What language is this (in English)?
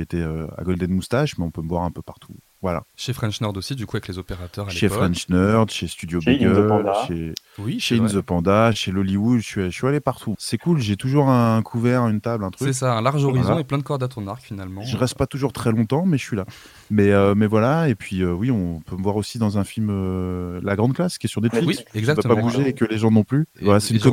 French